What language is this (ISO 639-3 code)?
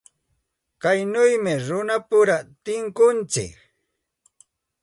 qxt